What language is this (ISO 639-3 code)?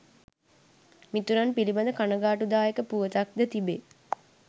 sin